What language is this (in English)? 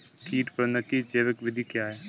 Hindi